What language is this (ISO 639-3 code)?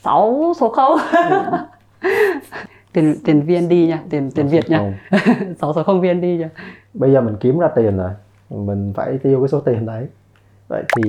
vie